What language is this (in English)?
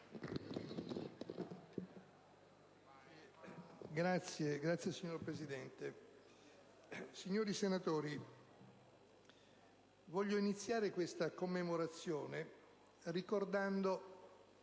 Italian